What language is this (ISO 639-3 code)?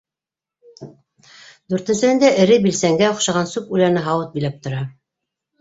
bak